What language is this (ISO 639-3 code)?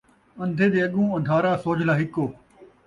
skr